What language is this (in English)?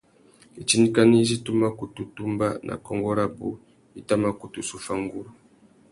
Tuki